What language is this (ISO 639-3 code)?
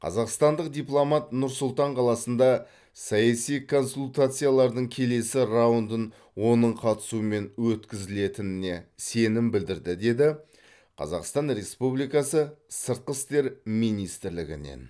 kaz